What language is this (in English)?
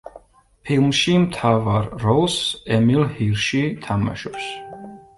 Georgian